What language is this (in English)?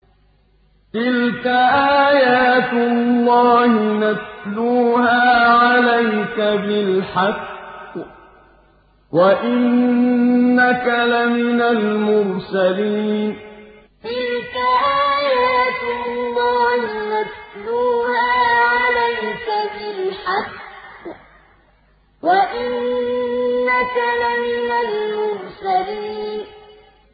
Arabic